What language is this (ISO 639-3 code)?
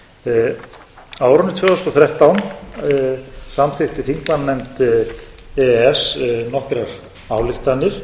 isl